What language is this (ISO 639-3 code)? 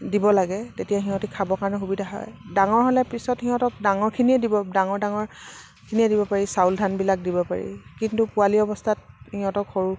asm